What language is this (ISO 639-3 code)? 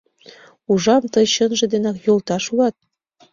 chm